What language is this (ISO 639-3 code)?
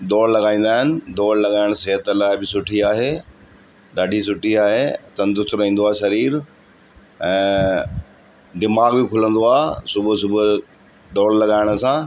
snd